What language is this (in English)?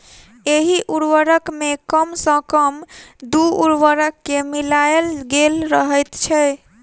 Maithili